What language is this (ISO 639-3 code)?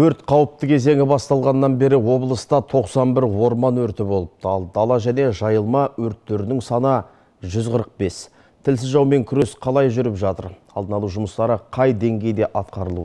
tur